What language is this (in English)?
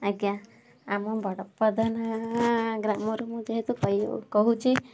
Odia